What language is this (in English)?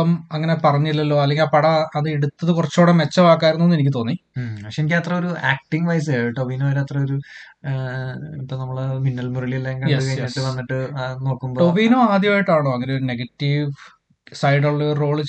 Malayalam